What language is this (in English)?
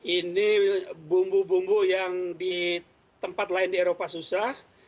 Indonesian